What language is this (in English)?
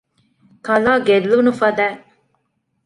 Divehi